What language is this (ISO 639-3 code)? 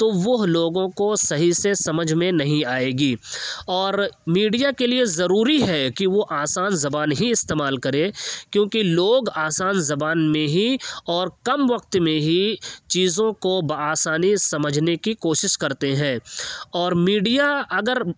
urd